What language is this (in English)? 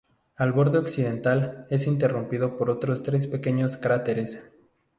Spanish